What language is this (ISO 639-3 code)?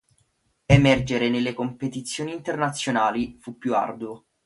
ita